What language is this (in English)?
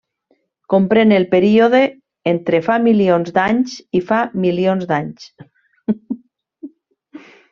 Catalan